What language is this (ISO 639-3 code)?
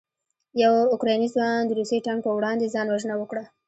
pus